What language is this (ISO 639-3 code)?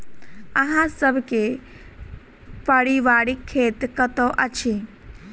mai